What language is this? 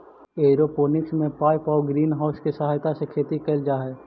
Magahi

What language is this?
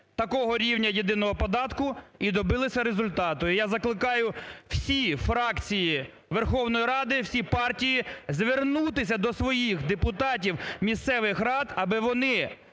Ukrainian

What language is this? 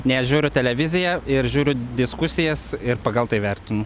Lithuanian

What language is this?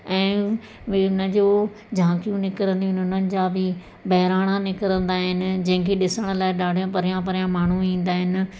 Sindhi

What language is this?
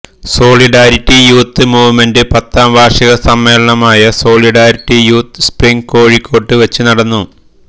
Malayalam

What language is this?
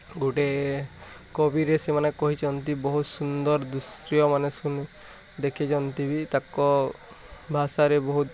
Odia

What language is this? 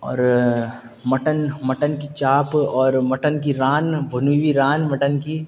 Urdu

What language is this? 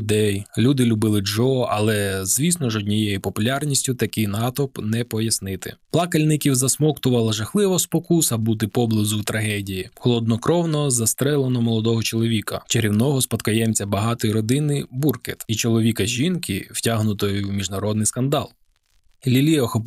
Ukrainian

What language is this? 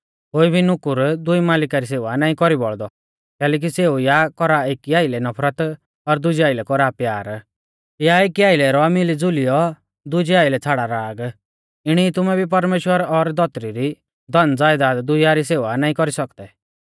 Mahasu Pahari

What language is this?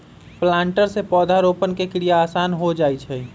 Magahi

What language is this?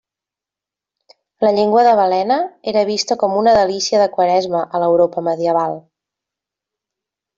Catalan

